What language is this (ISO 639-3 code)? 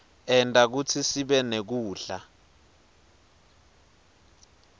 ssw